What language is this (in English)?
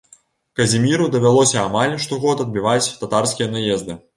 Belarusian